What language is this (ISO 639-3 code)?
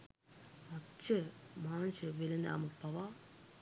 sin